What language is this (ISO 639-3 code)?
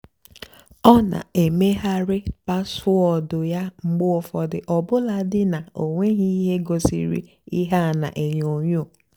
ibo